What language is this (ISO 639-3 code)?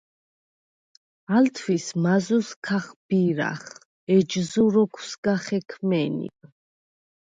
sva